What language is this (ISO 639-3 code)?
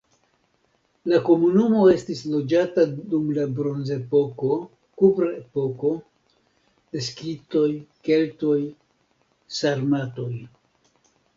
epo